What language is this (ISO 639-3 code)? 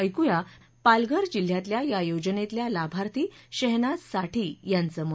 mar